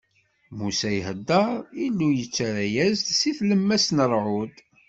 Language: Kabyle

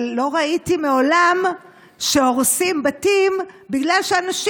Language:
Hebrew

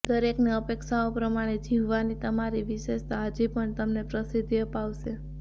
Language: Gujarati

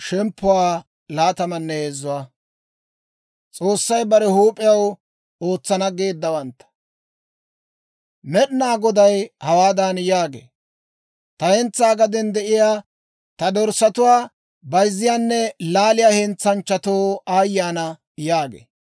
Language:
Dawro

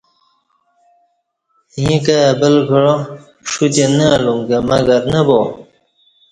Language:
Kati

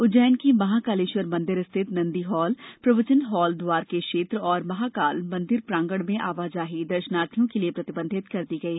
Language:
Hindi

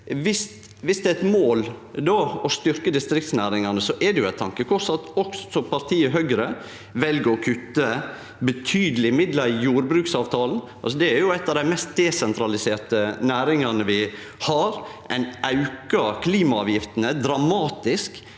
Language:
Norwegian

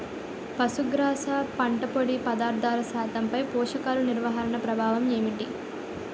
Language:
Telugu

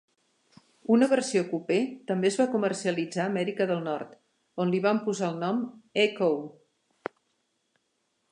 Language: Catalan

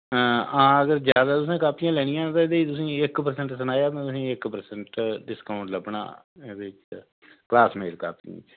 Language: Dogri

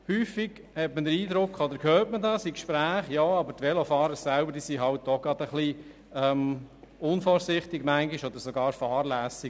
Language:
Swiss German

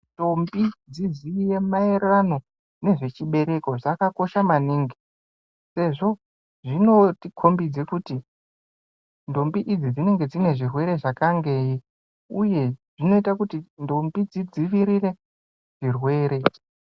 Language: Ndau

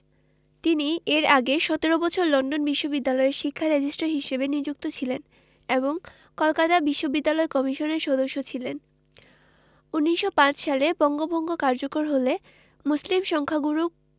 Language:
Bangla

